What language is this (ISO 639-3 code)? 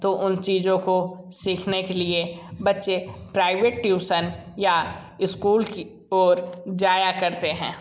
hin